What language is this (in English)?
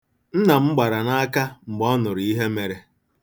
Igbo